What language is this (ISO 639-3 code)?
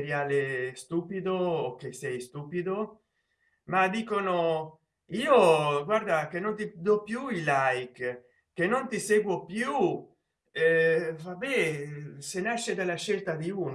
ita